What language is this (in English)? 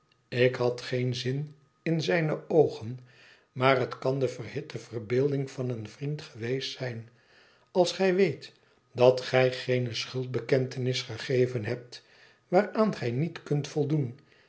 Dutch